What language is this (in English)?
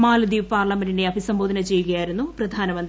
Malayalam